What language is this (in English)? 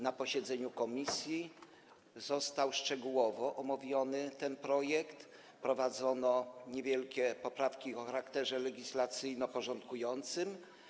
Polish